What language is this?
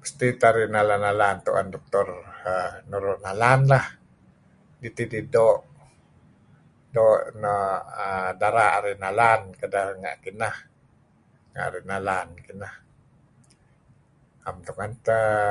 Kelabit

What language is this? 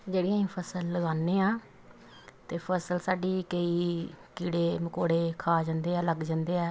Punjabi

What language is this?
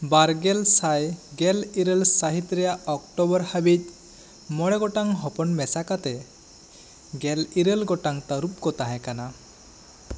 Santali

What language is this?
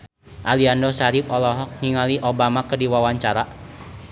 Sundanese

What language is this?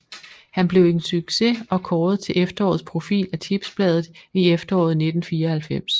Danish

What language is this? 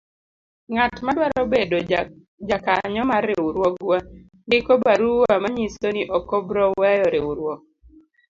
Luo (Kenya and Tanzania)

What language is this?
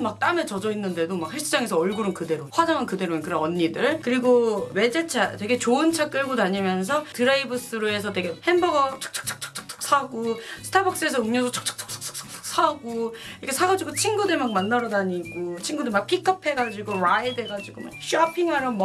Korean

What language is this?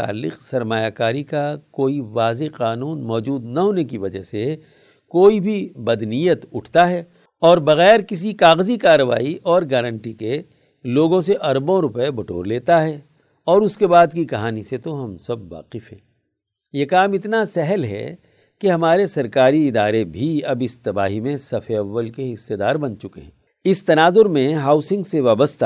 Urdu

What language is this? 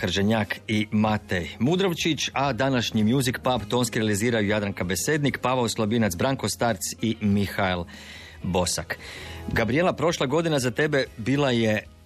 Croatian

